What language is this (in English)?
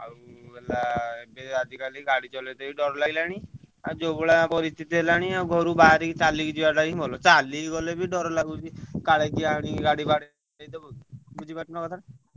Odia